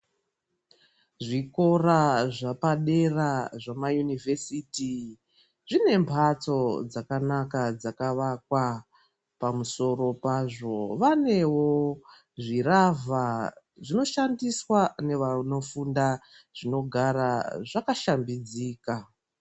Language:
Ndau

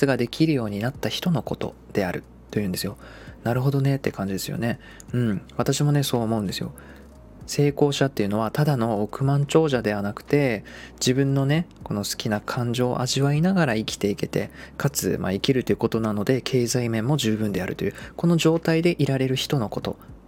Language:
Japanese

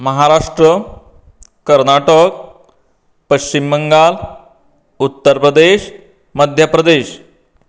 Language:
Konkani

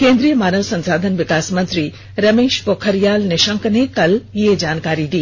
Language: Hindi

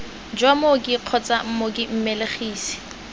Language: Tswana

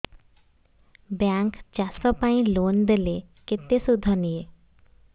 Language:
Odia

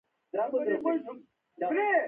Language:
Pashto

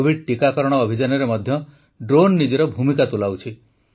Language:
Odia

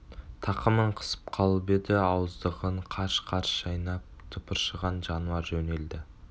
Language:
Kazakh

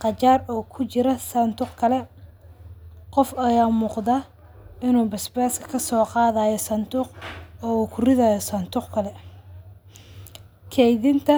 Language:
Somali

